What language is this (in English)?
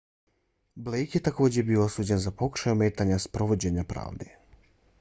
Bosnian